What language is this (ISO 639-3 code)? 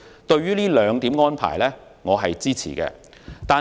yue